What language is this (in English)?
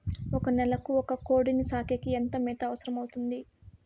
Telugu